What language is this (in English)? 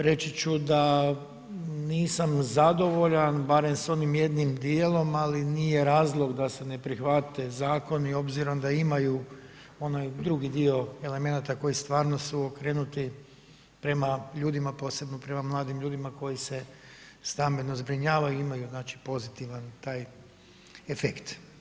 Croatian